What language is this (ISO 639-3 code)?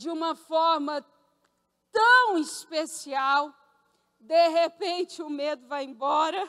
por